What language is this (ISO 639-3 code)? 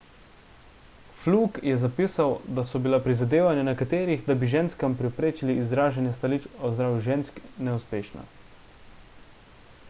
slv